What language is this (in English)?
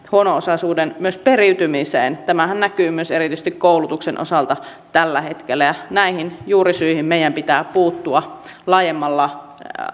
Finnish